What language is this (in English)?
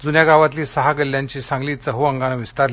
Marathi